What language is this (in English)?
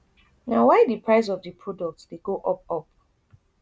Nigerian Pidgin